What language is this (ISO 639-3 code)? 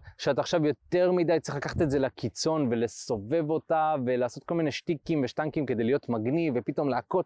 heb